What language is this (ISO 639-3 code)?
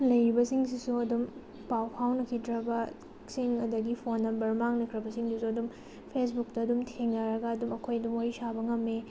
mni